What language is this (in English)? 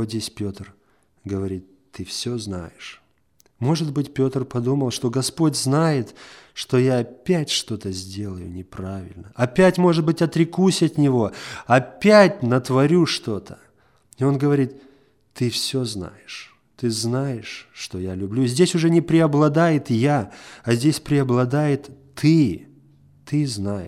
Russian